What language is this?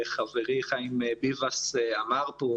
Hebrew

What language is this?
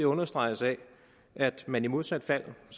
Danish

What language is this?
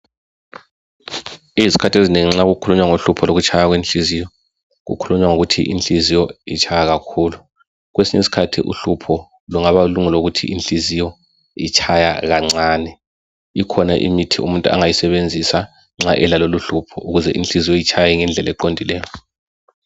North Ndebele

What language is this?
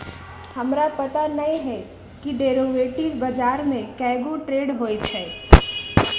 Magahi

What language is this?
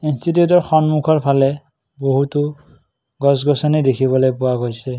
Assamese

